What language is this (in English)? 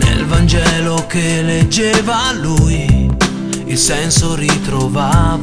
Italian